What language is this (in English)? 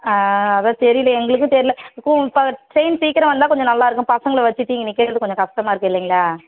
Tamil